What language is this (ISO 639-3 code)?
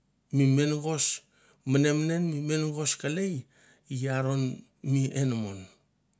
tbf